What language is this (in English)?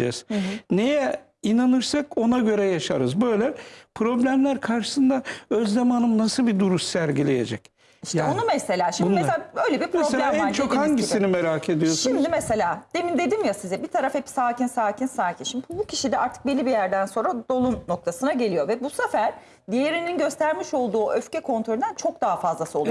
Turkish